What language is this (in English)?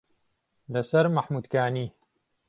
Central Kurdish